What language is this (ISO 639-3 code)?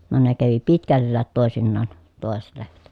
fin